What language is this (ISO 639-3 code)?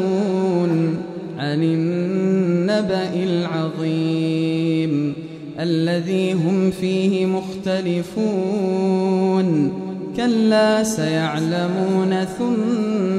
ara